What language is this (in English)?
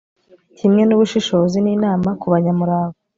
Kinyarwanda